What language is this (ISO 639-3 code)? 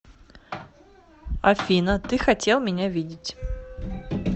rus